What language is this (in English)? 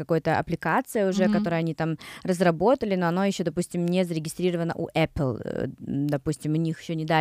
Russian